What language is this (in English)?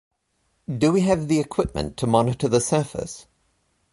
English